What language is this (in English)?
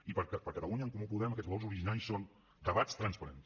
Catalan